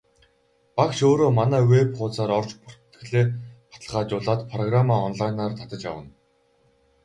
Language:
Mongolian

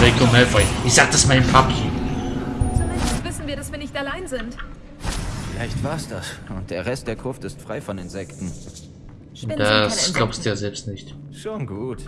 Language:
German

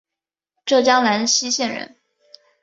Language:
Chinese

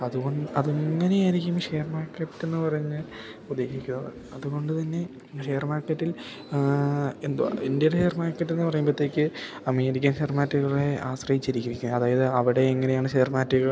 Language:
Malayalam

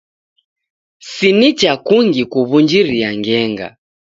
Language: Taita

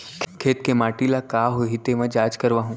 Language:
Chhattisgarhi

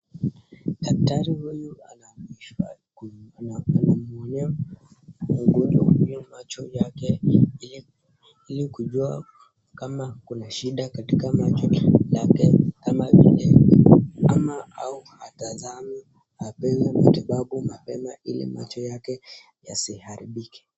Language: Swahili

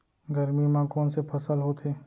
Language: Chhattisgarhi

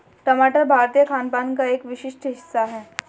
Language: Hindi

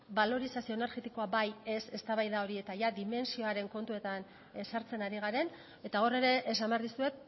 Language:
Basque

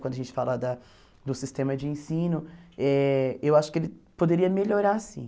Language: Portuguese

